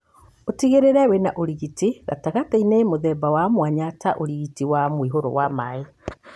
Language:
Kikuyu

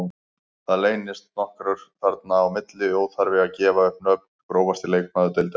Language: Icelandic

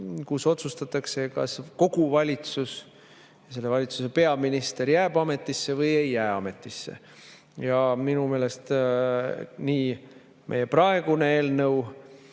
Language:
Estonian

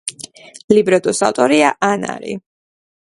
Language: Georgian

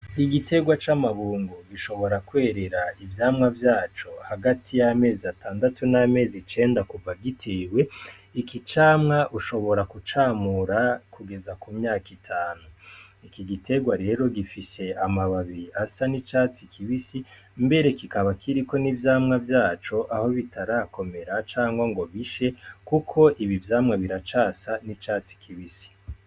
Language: Rundi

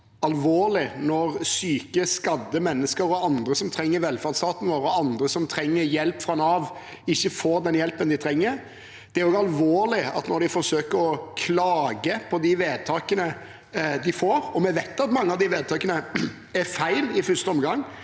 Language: Norwegian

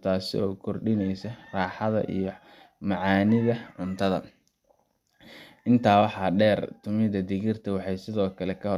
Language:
Somali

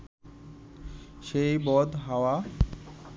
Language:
Bangla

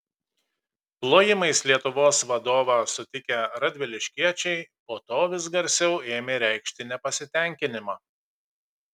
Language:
Lithuanian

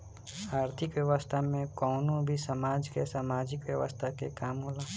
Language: Bhojpuri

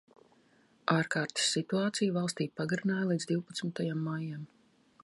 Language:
Latvian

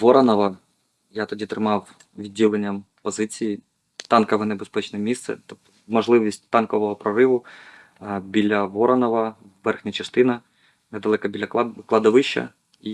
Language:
Ukrainian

